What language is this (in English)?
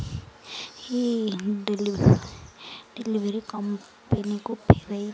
Odia